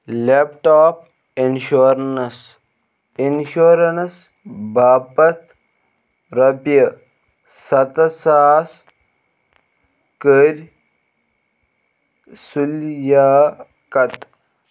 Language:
Kashmiri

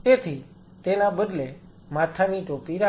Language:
Gujarati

